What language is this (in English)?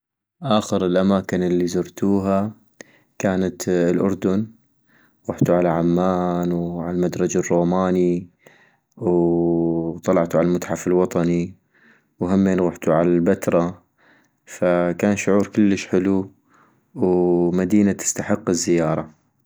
North Mesopotamian Arabic